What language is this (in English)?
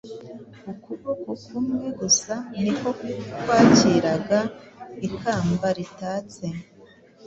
Kinyarwanda